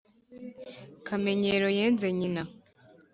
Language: Kinyarwanda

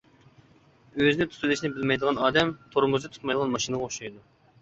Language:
Uyghur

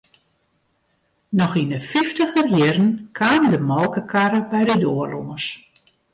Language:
Western Frisian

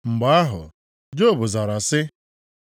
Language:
Igbo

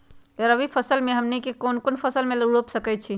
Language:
Magahi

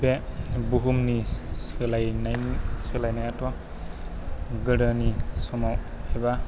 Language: Bodo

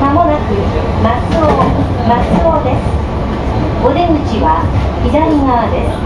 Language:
Japanese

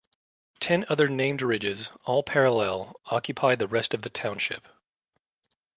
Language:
English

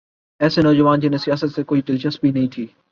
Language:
Urdu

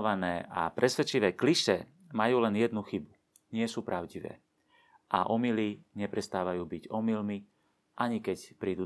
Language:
Slovak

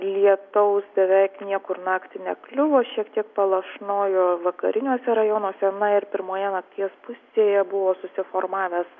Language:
Lithuanian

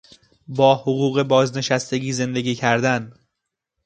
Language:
Persian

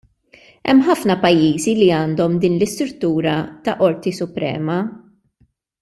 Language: Maltese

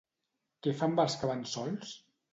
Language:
Catalan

